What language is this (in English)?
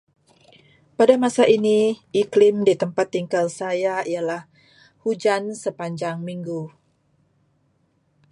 Malay